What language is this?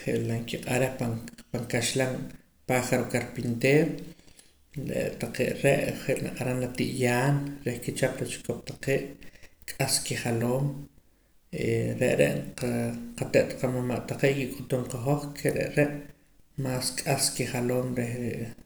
Poqomam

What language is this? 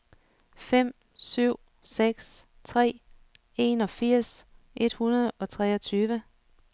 Danish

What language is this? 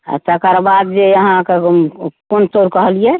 Maithili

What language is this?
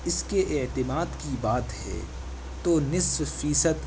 Urdu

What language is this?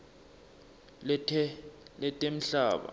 Swati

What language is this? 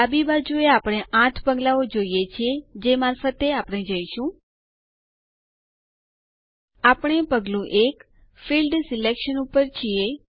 Gujarati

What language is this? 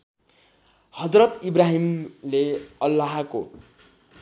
Nepali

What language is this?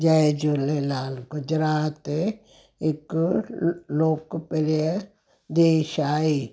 Sindhi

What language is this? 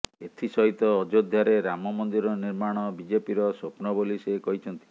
Odia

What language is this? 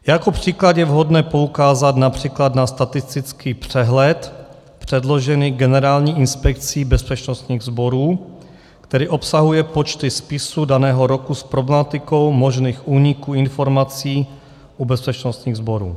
Czech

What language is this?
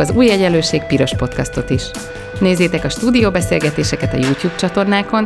Hungarian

